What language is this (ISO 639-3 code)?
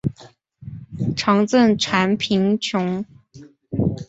zho